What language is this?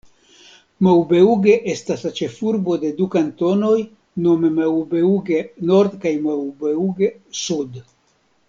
Esperanto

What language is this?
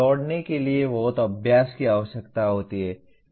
Hindi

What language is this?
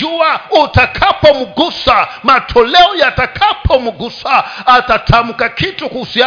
Swahili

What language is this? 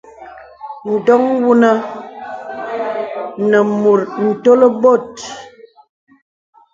Bebele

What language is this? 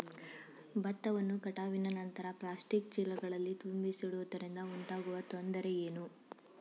Kannada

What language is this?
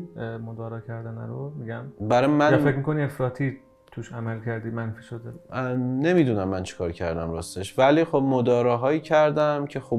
Persian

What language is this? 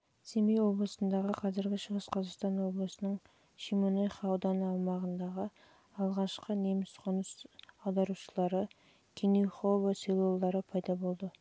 Kazakh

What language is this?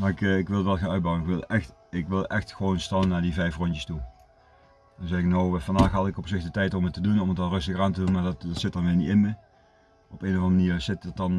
Dutch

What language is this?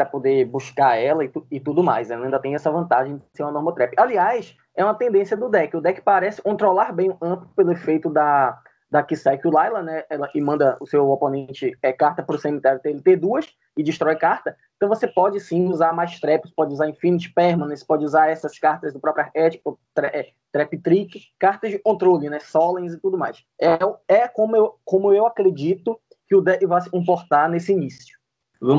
Portuguese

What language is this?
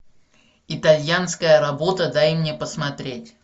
Russian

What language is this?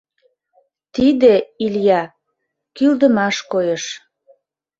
Mari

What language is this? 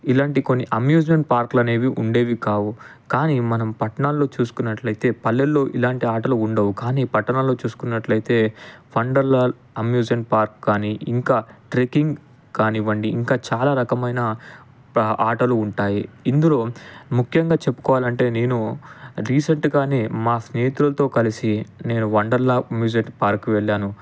Telugu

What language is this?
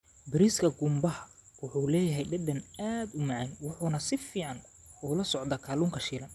Somali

